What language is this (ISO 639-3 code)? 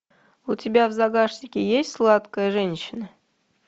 rus